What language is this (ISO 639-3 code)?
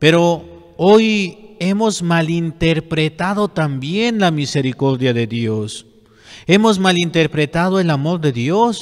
spa